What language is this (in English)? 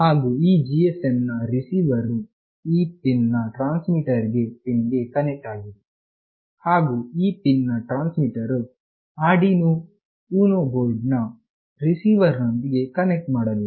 Kannada